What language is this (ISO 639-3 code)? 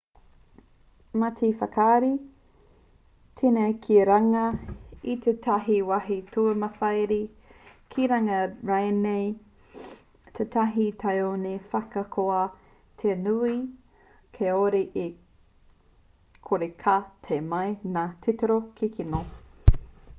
mri